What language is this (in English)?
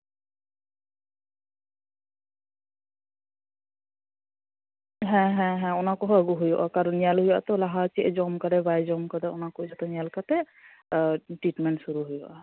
Santali